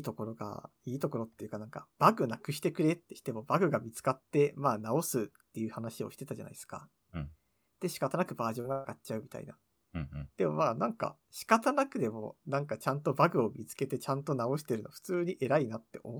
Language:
Japanese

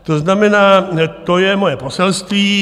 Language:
Czech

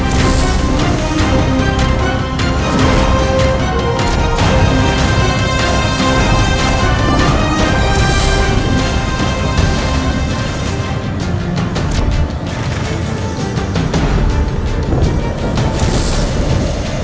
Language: Indonesian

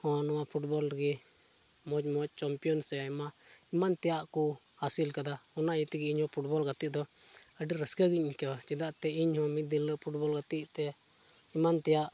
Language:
Santali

